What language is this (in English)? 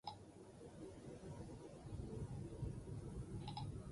Basque